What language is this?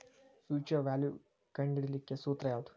Kannada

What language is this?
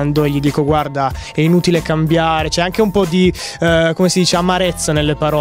Italian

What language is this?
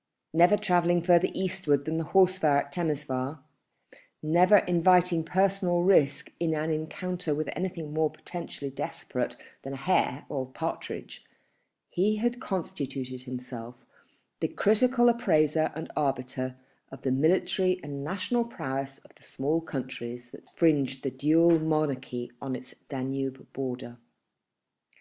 English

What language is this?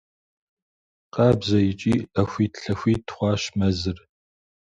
Kabardian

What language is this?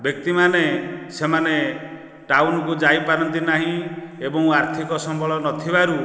Odia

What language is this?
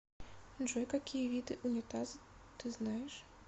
Russian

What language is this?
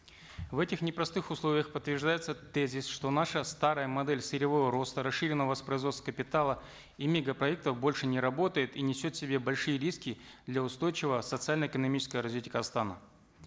Kazakh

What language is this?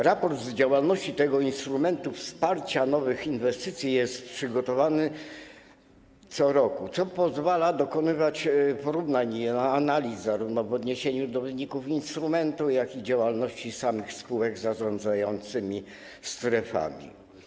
Polish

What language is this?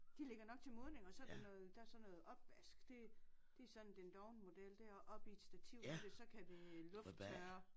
Danish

